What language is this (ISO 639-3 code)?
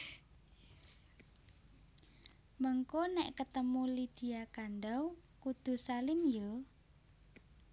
jav